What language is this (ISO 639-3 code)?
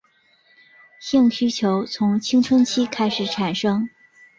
zho